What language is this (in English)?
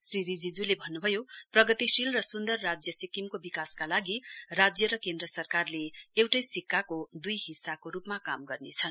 Nepali